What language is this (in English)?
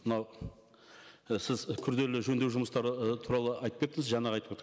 Kazakh